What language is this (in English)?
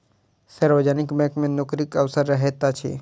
Maithili